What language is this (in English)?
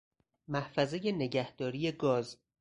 Persian